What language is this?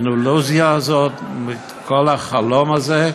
Hebrew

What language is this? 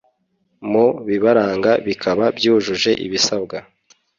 Kinyarwanda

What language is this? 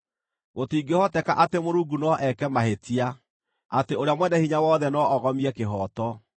Kikuyu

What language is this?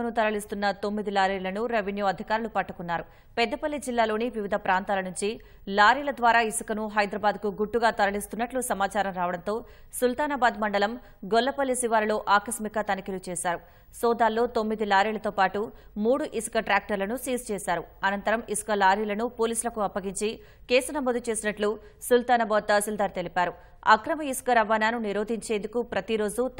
Telugu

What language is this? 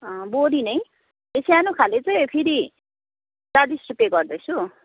Nepali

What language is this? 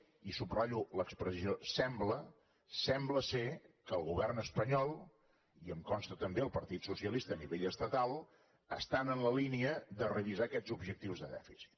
Catalan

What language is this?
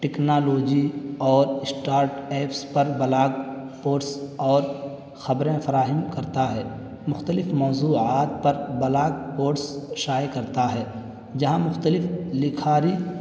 Urdu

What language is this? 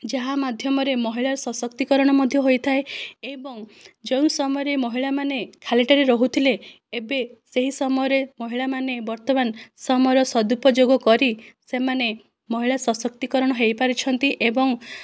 Odia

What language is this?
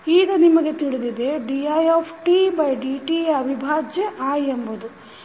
Kannada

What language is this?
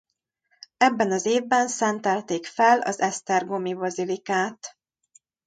Hungarian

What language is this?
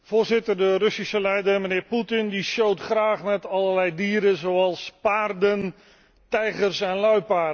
Dutch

